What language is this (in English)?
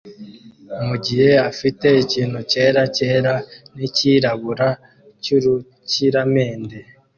Kinyarwanda